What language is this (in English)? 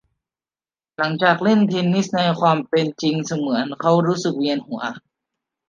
Thai